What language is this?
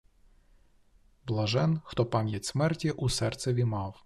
Ukrainian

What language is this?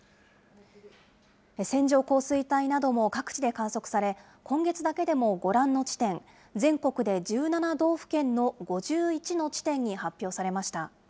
Japanese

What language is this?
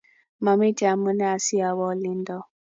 Kalenjin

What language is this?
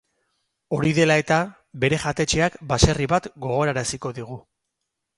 Basque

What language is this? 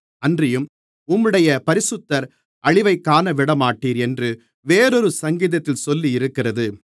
Tamil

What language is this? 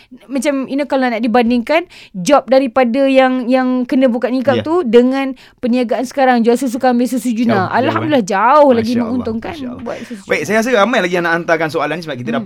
Malay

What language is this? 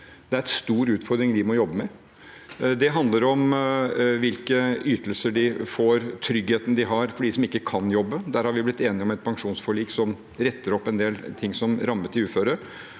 Norwegian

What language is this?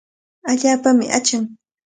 Cajatambo North Lima Quechua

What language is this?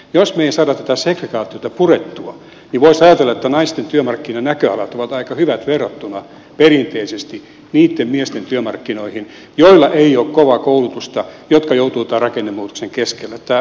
Finnish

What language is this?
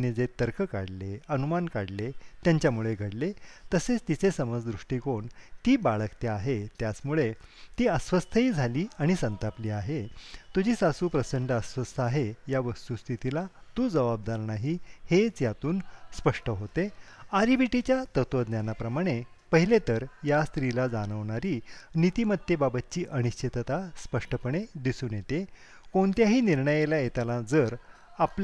Marathi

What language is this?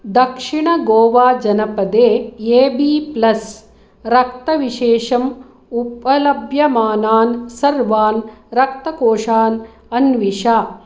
Sanskrit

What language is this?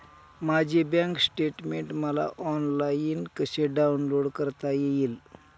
Marathi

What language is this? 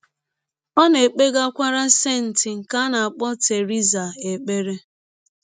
Igbo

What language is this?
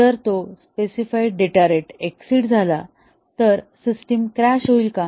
Marathi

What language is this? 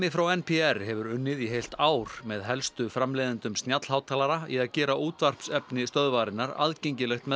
Icelandic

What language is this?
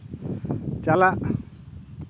Santali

